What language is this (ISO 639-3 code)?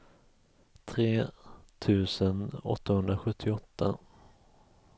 swe